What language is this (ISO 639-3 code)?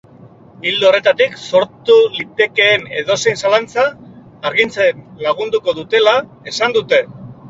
eus